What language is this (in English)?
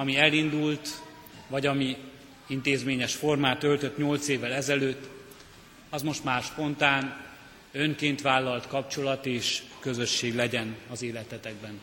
Hungarian